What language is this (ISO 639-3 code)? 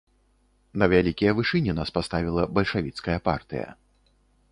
bel